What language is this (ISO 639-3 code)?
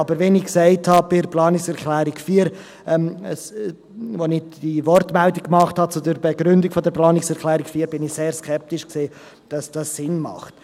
gsw